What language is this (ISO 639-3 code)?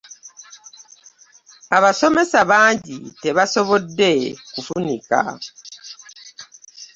lug